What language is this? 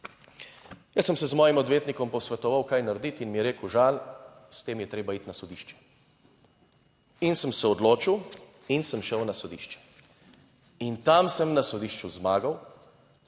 Slovenian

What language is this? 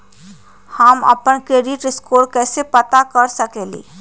Magahi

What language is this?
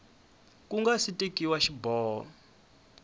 Tsonga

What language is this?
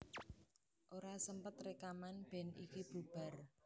Javanese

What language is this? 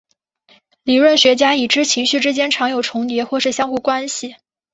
Chinese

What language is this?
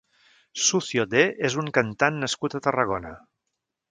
Catalan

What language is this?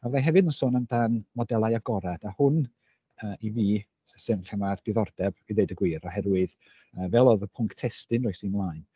Welsh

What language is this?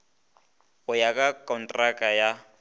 Northern Sotho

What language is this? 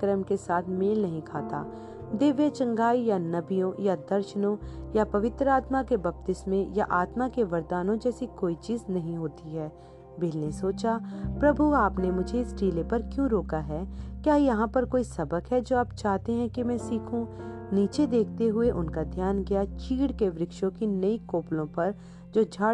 Hindi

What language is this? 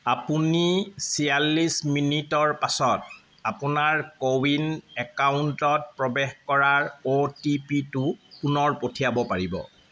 Assamese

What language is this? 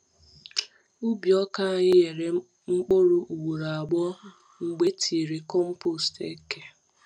Igbo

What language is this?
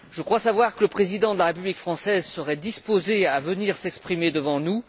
French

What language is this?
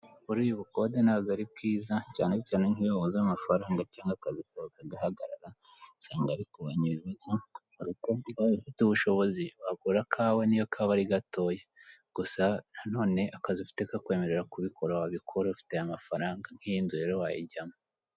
Kinyarwanda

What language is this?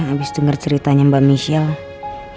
Indonesian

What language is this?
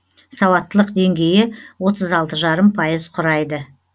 Kazakh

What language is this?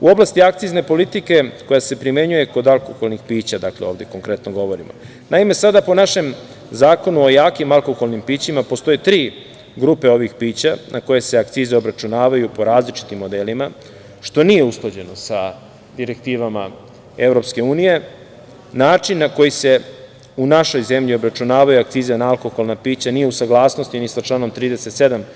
Serbian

